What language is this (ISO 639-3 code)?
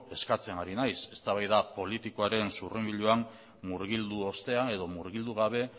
eus